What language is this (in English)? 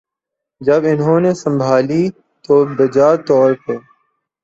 Urdu